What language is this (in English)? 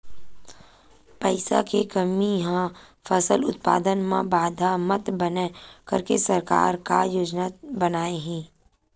Chhattisgarhi